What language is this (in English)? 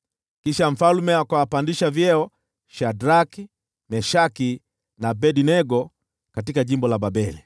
Swahili